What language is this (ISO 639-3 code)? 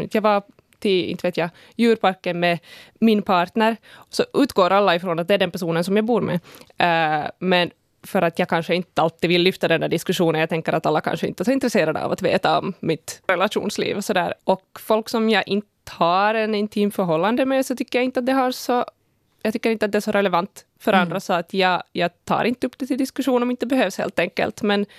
swe